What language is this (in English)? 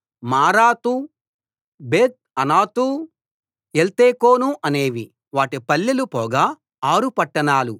Telugu